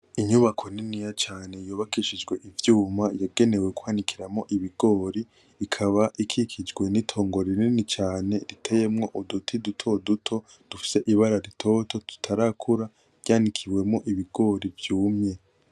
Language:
Rundi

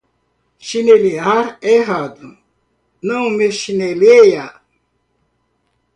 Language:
Portuguese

